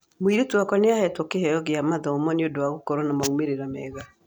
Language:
Kikuyu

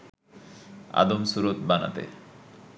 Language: Bangla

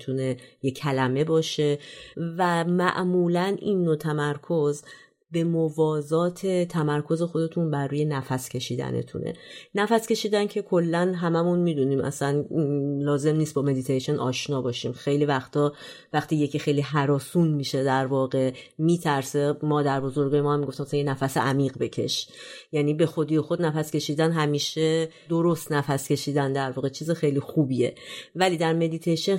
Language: Persian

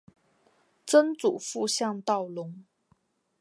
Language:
Chinese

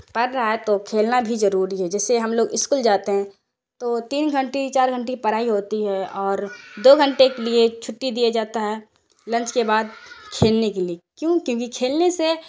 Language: Urdu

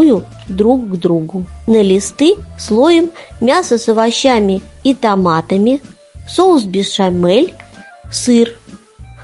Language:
Russian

